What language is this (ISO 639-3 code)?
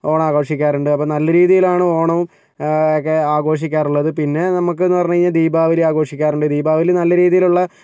mal